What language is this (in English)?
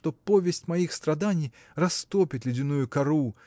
Russian